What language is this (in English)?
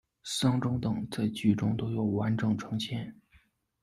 Chinese